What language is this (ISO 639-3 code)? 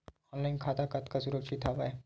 hne